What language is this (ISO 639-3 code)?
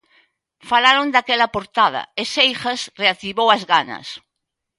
glg